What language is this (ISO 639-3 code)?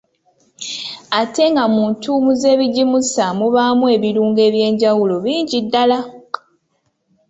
lug